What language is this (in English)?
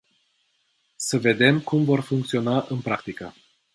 Romanian